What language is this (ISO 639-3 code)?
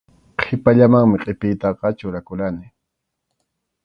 qxu